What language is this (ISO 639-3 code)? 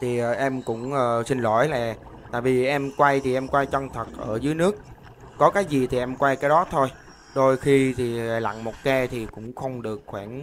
vie